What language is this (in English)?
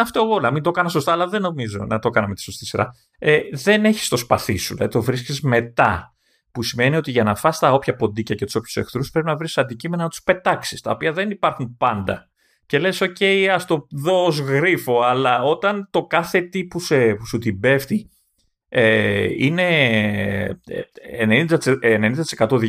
Greek